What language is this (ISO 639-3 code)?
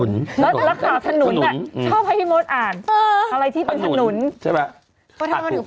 tha